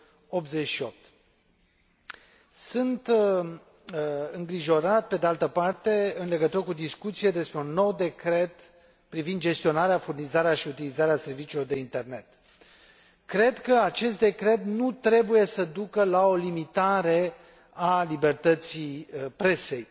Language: Romanian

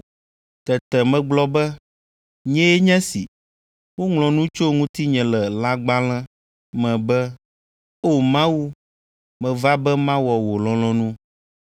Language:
Ewe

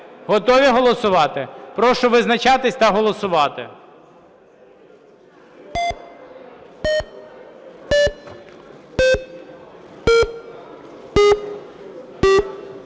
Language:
Ukrainian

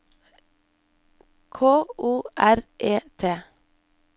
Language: Norwegian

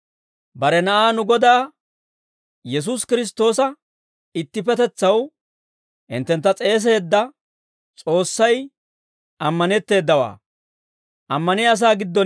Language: Dawro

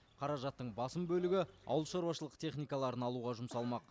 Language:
Kazakh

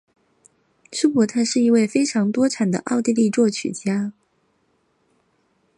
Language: Chinese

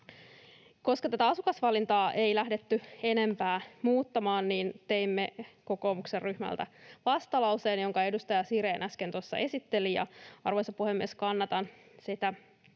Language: Finnish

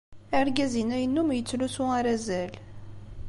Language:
Kabyle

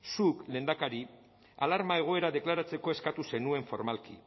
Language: Basque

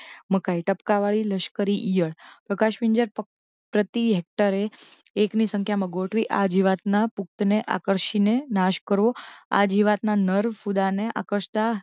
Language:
Gujarati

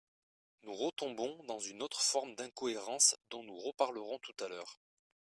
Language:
French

